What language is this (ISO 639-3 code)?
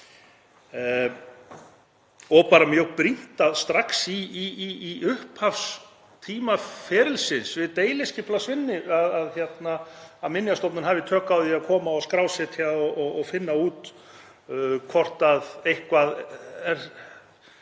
isl